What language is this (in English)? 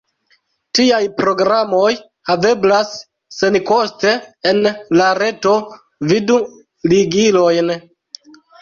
Esperanto